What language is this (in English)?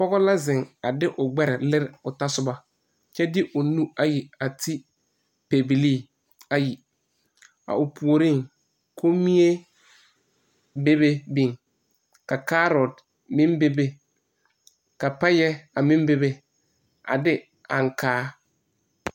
Southern Dagaare